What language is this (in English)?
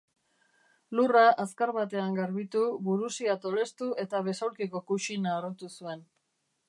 Basque